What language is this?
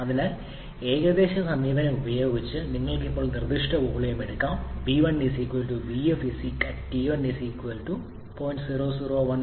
Malayalam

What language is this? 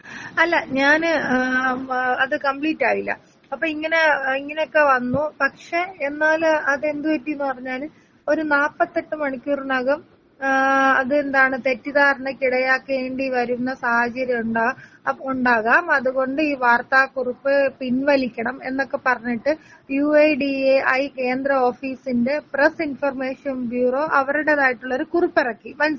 Malayalam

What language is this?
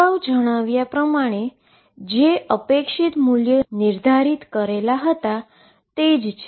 Gujarati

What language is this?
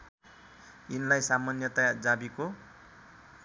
Nepali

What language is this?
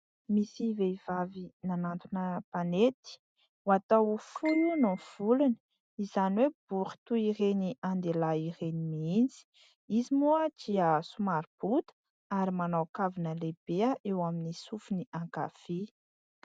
Malagasy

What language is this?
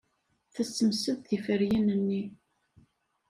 Kabyle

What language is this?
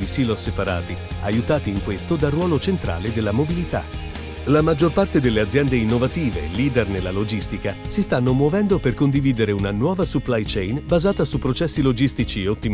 Italian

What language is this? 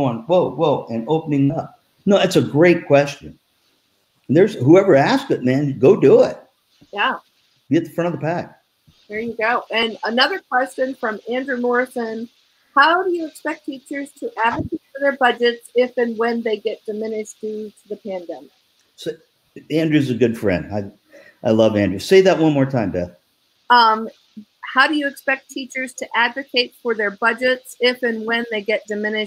English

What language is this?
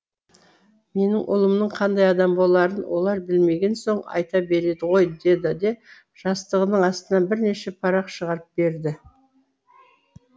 Kazakh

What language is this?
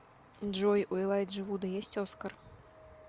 Russian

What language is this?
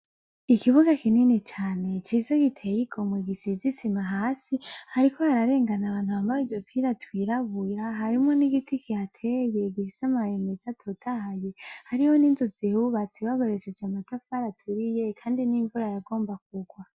Rundi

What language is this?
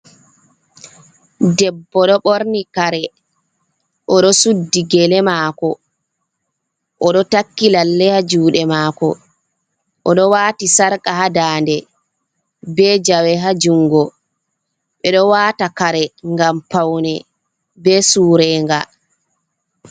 Fula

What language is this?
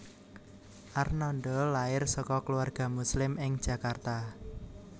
Javanese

